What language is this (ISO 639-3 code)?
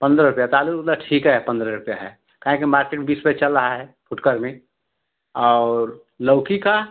hin